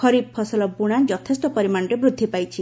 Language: Odia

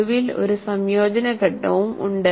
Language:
Malayalam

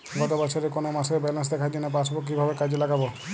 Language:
Bangla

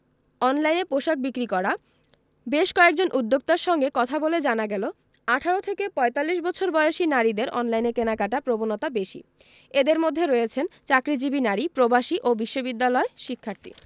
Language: Bangla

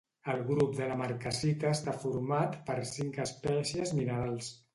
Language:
Catalan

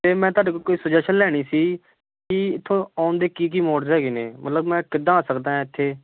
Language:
Punjabi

